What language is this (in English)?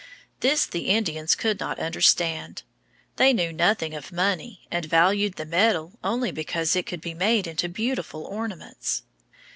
English